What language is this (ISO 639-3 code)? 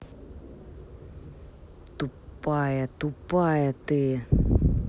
rus